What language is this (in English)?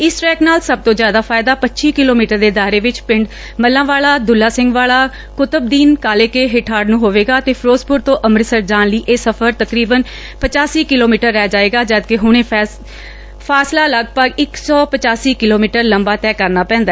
Punjabi